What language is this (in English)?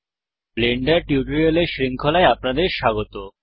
Bangla